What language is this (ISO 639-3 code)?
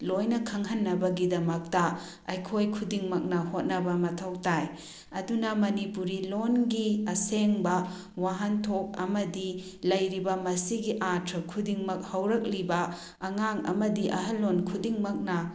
mni